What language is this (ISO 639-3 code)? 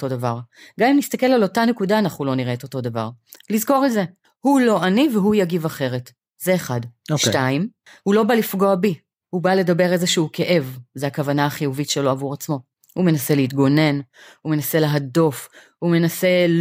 heb